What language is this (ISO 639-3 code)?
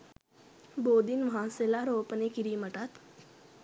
sin